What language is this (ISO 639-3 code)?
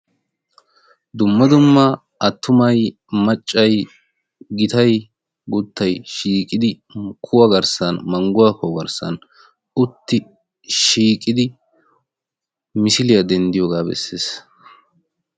wal